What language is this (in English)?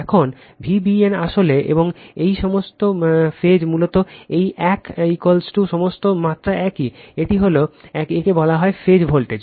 Bangla